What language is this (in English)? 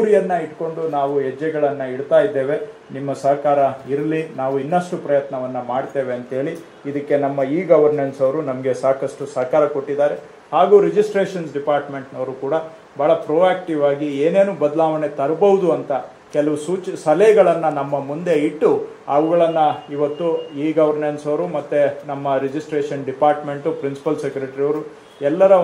Kannada